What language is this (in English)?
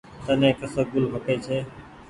Goaria